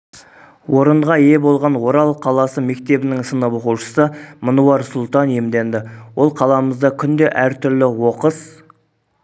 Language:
Kazakh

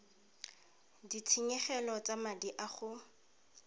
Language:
Tswana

